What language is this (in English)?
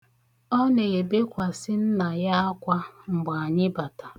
Igbo